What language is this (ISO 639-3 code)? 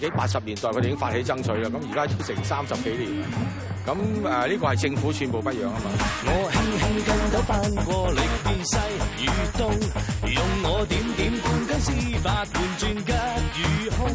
zho